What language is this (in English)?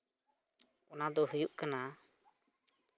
Santali